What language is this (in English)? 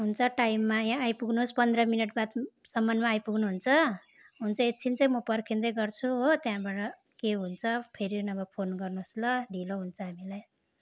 Nepali